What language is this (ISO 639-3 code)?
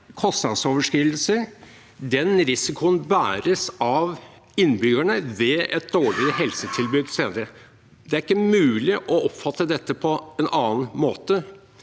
nor